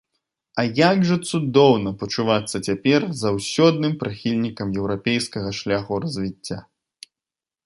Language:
Belarusian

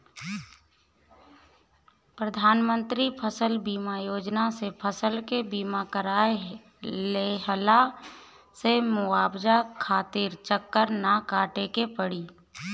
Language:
Bhojpuri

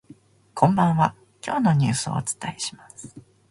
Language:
Japanese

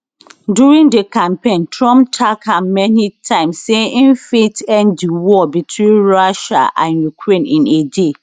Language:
Nigerian Pidgin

